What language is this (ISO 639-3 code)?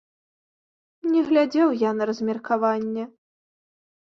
bel